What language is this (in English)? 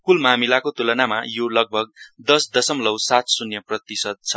Nepali